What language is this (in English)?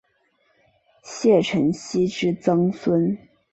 Chinese